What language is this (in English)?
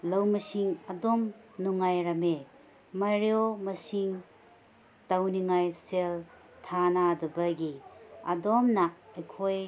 Manipuri